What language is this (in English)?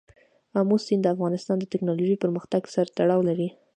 Pashto